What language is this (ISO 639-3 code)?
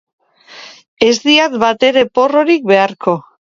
eus